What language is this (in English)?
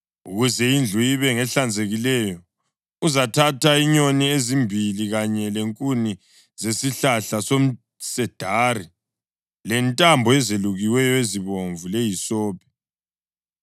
North Ndebele